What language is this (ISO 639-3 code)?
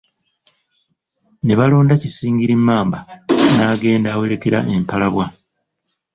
lug